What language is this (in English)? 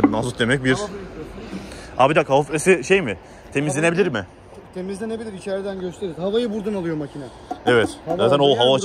Turkish